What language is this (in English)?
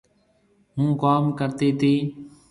Marwari (Pakistan)